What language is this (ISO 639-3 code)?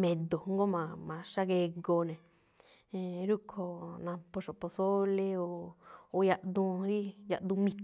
tcf